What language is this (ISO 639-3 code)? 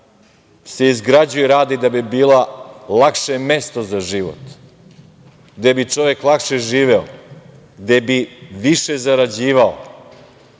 srp